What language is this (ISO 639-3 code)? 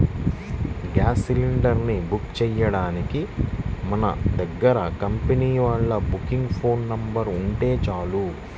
tel